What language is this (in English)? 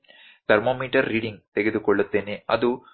Kannada